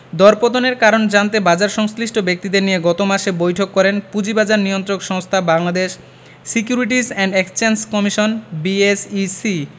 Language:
Bangla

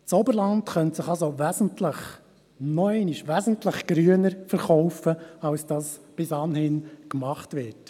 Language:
Swiss German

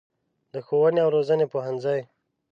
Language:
Pashto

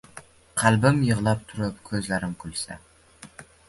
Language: Uzbek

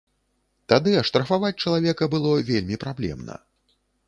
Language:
Belarusian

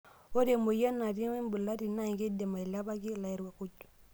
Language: Masai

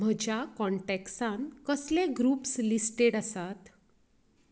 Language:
Konkani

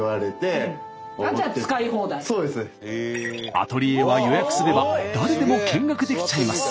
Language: Japanese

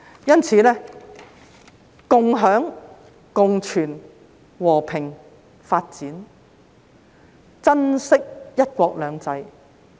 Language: Cantonese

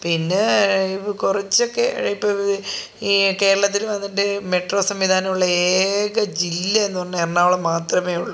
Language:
Malayalam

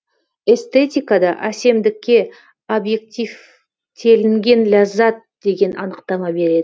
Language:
Kazakh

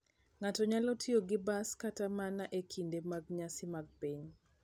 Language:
Luo (Kenya and Tanzania)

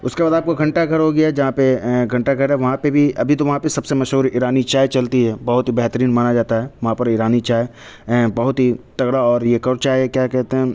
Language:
Urdu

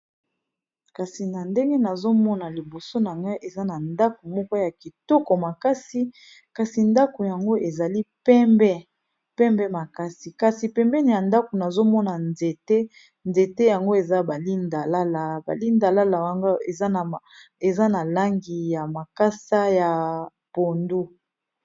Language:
Lingala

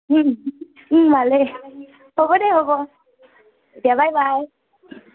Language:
Assamese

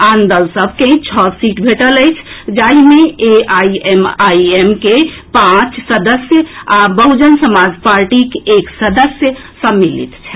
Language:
Maithili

